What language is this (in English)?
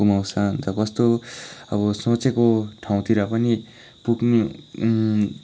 Nepali